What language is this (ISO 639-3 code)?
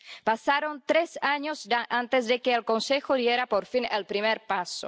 spa